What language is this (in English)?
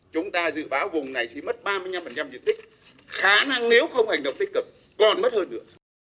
Vietnamese